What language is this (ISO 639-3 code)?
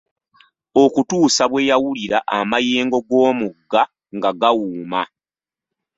lug